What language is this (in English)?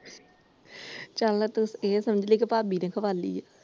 Punjabi